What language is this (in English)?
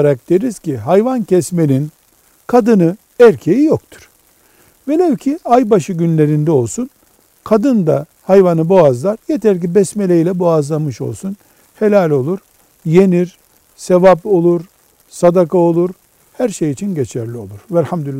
Turkish